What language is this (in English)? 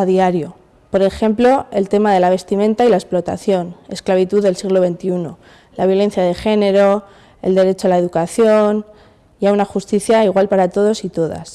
Spanish